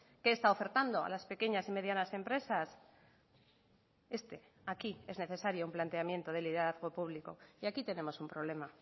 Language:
Spanish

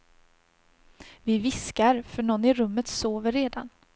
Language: Swedish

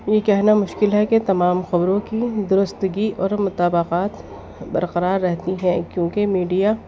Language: Urdu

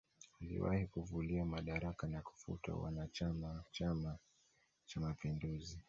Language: Swahili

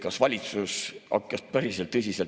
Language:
Estonian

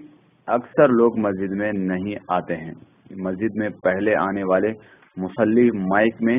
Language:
Urdu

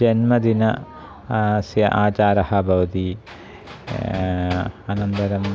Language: Sanskrit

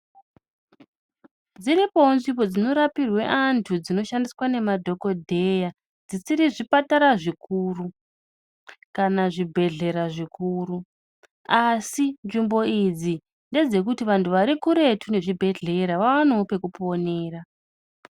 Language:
Ndau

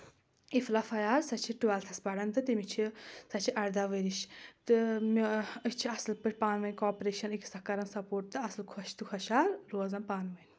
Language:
Kashmiri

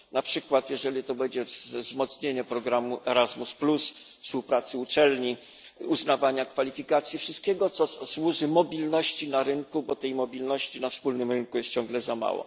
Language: Polish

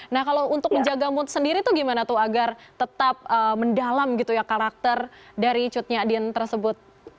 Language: Indonesian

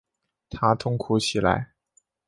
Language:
Chinese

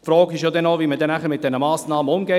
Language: Swiss German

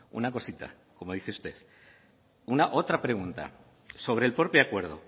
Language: Spanish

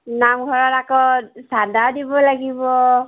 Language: Assamese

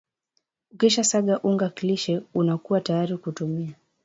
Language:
Swahili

